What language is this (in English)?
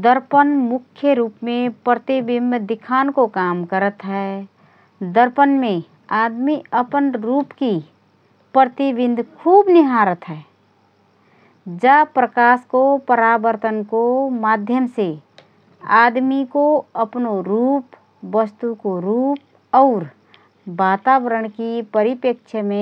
Rana Tharu